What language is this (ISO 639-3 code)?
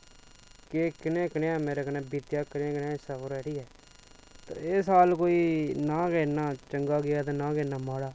doi